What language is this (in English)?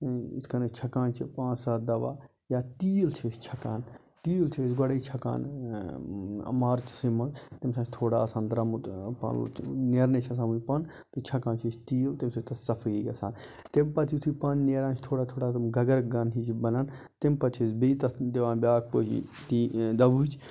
Kashmiri